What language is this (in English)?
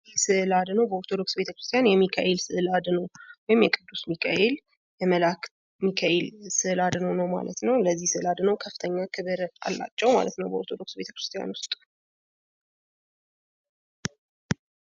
Amharic